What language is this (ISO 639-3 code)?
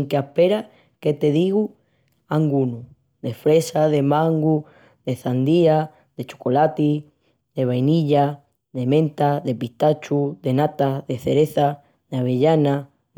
ext